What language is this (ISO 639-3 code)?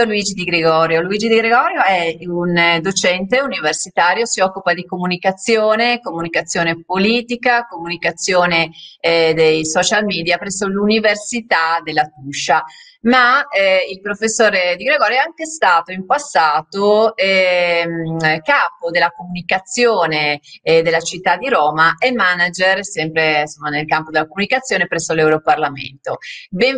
ita